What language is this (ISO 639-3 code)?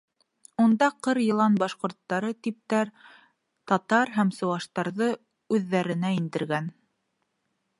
bak